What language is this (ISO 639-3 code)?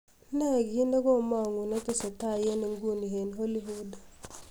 kln